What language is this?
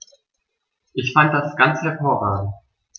German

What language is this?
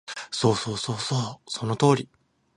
Japanese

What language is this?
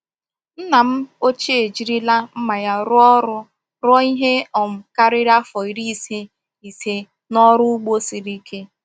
Igbo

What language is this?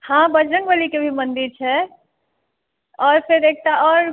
Maithili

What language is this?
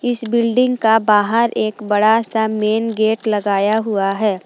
Hindi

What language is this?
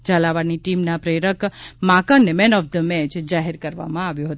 Gujarati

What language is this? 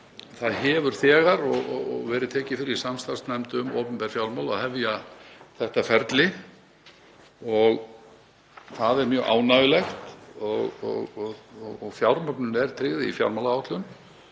Icelandic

